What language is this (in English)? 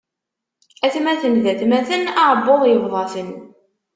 Kabyle